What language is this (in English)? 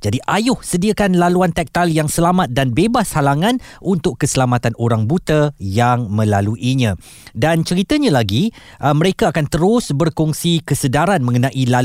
Malay